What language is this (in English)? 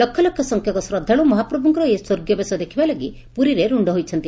Odia